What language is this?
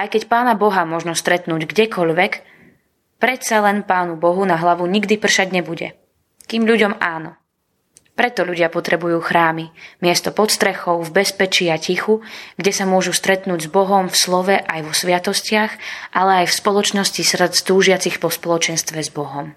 Slovak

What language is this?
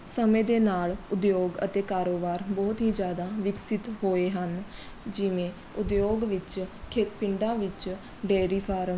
Punjabi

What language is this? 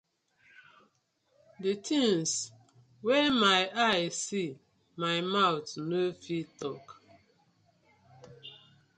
Nigerian Pidgin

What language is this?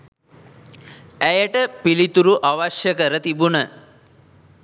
Sinhala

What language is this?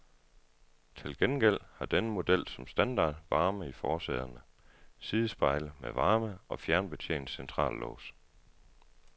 Danish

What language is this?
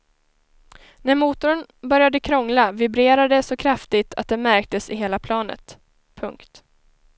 Swedish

